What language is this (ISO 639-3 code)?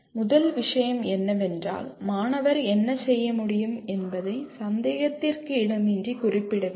tam